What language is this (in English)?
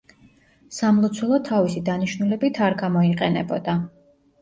Georgian